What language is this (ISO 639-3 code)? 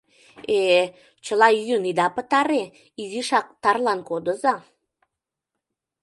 chm